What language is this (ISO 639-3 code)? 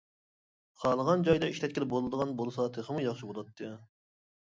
uig